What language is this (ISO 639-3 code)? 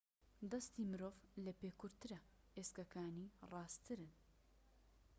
ckb